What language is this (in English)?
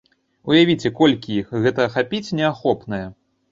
Belarusian